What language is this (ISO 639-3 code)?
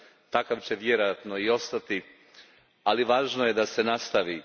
hrv